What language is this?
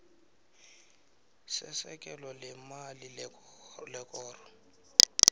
South Ndebele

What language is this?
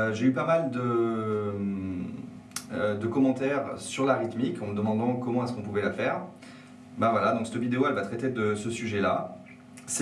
French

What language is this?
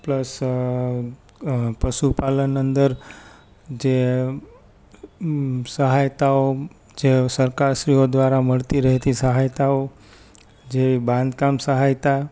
Gujarati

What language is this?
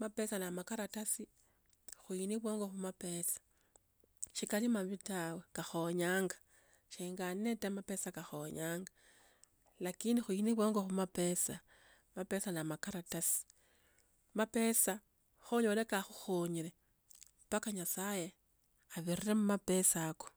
Tsotso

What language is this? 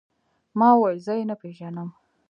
Pashto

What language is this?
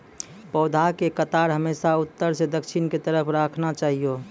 Maithili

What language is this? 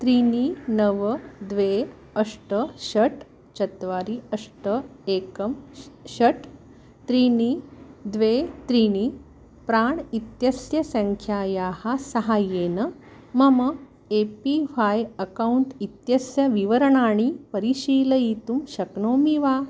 Sanskrit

